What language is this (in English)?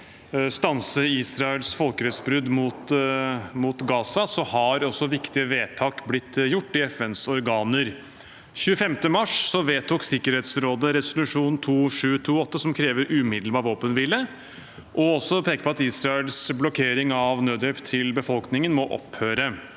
Norwegian